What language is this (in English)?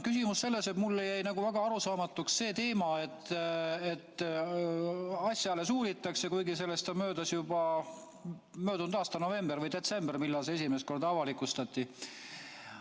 Estonian